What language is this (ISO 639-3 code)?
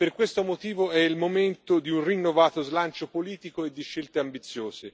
ita